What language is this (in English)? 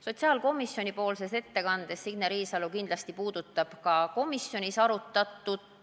Estonian